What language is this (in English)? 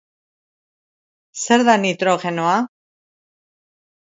Basque